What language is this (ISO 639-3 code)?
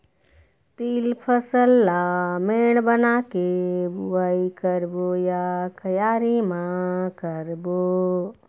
hne